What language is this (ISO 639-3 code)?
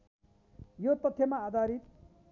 nep